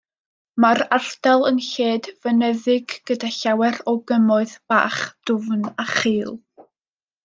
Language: Welsh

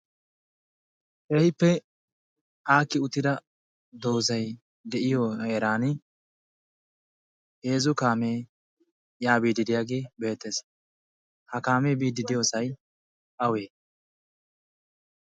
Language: Wolaytta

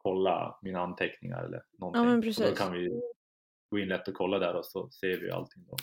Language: Swedish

